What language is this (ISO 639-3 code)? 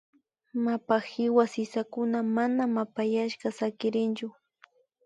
qvi